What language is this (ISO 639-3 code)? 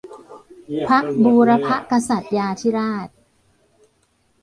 tha